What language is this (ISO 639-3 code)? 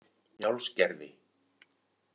isl